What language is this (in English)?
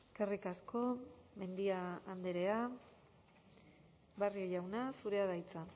Basque